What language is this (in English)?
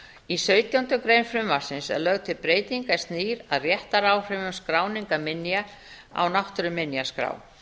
Icelandic